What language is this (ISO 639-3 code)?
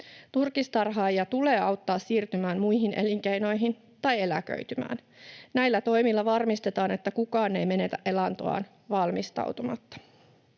fin